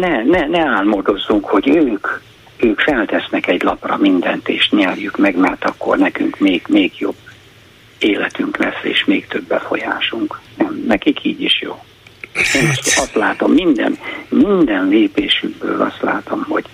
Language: Hungarian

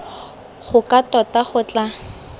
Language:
Tswana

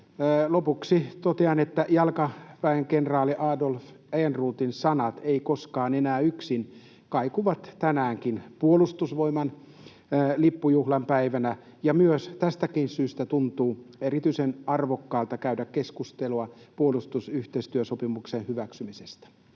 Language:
Finnish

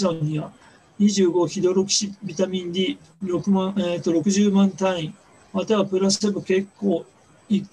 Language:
Japanese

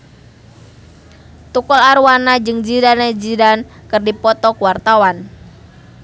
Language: Sundanese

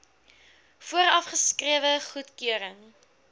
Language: Afrikaans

